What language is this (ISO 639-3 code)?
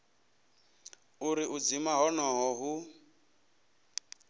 ven